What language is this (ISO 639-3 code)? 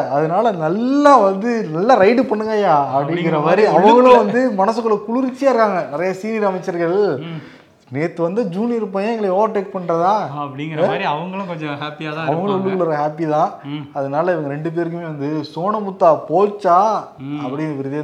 tam